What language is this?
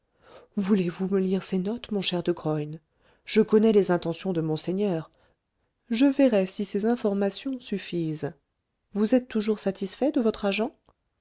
French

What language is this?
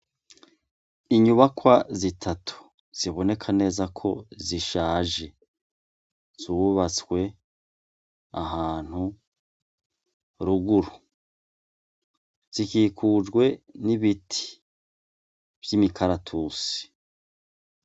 Rundi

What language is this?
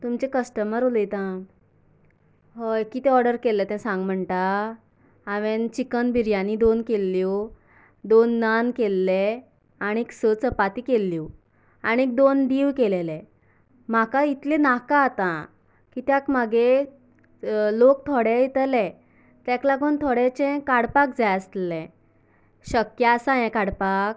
Konkani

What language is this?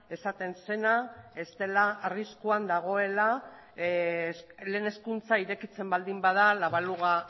Basque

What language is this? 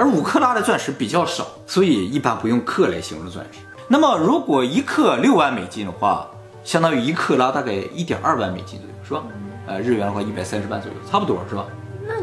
Chinese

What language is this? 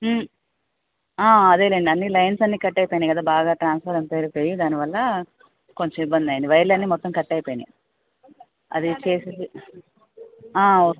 Telugu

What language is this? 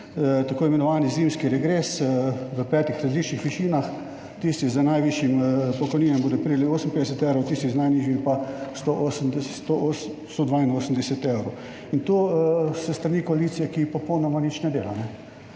Slovenian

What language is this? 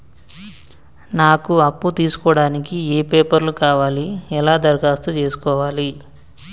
Telugu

